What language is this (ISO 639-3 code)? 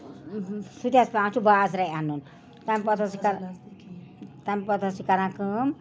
kas